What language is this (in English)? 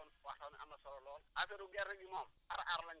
Wolof